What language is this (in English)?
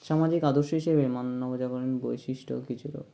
Bangla